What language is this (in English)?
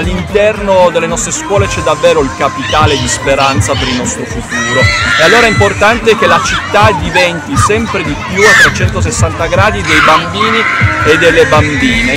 Italian